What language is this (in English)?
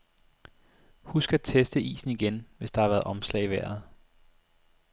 Danish